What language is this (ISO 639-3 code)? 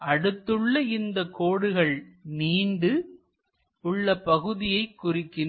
tam